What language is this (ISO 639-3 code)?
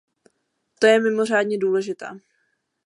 ces